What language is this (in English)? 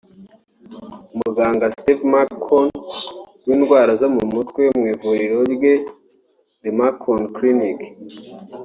Kinyarwanda